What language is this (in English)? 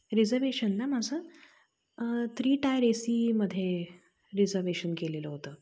Marathi